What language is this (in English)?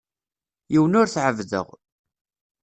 Kabyle